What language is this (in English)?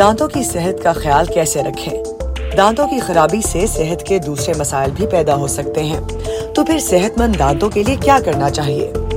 Urdu